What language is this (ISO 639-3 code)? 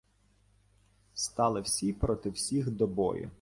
ukr